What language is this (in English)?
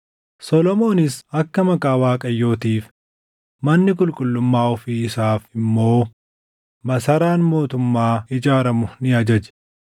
Oromo